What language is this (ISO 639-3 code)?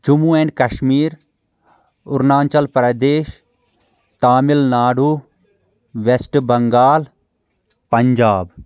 kas